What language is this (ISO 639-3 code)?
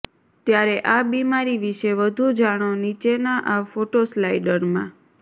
guj